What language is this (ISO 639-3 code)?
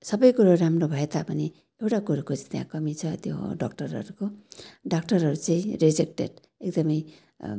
nep